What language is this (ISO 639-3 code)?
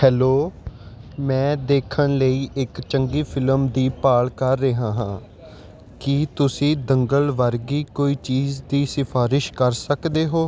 pan